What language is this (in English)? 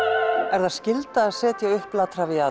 Icelandic